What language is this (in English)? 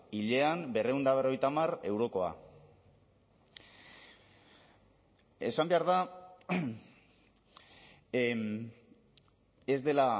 Basque